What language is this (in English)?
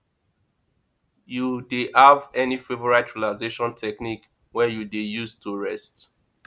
Nigerian Pidgin